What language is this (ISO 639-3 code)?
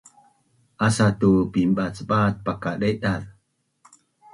bnn